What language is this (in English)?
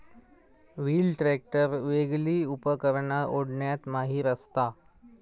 Marathi